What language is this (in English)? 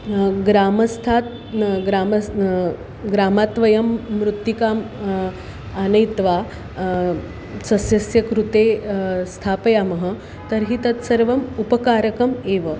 Sanskrit